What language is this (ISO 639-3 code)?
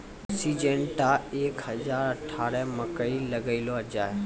mai